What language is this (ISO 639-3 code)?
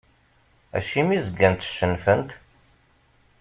kab